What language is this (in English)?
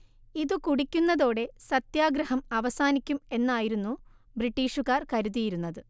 Malayalam